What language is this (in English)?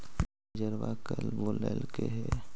Magahi